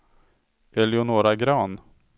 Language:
Swedish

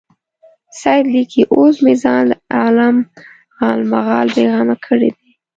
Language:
Pashto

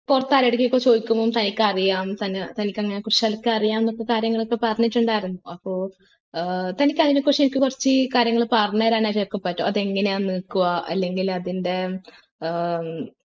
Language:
Malayalam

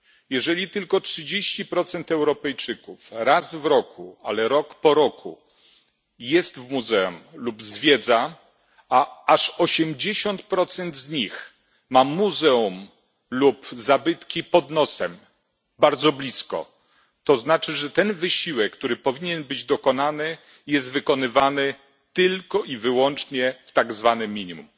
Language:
Polish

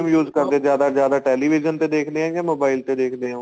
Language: Punjabi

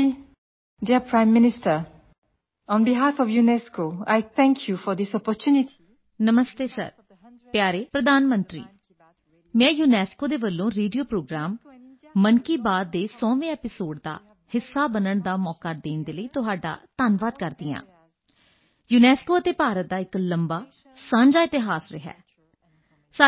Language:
Punjabi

